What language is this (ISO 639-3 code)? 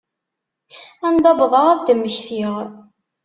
kab